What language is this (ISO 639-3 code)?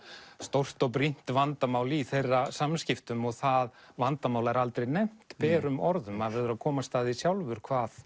isl